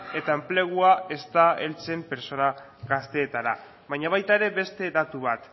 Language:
Basque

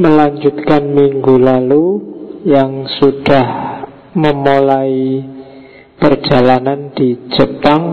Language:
Indonesian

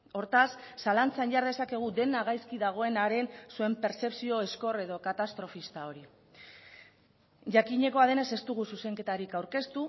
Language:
Basque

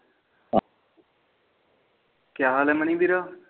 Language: Punjabi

